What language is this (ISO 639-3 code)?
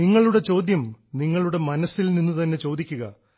mal